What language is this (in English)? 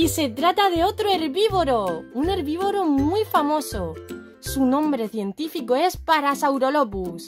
Spanish